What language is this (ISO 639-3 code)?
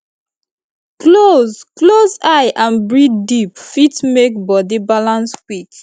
pcm